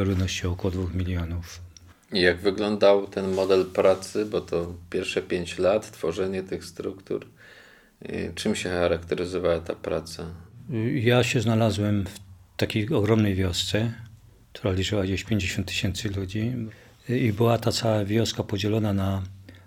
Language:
Polish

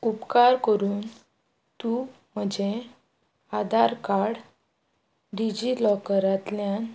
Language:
Konkani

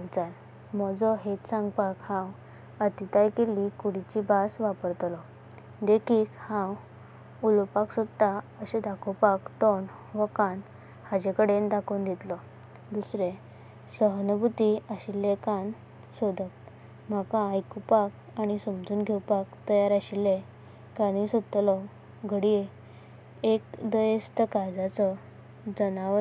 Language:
Konkani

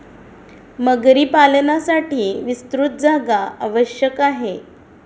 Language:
Marathi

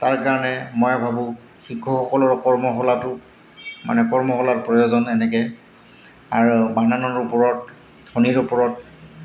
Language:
Assamese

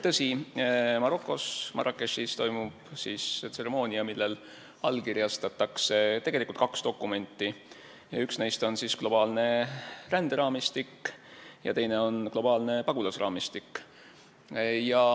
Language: Estonian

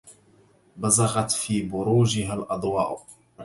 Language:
Arabic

